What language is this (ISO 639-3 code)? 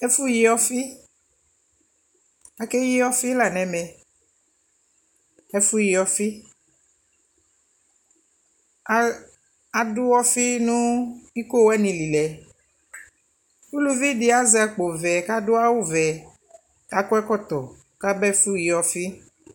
kpo